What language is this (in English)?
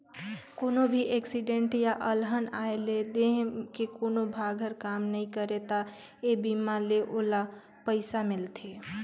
Chhattisgarhi